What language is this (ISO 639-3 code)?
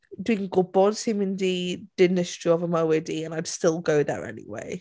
cym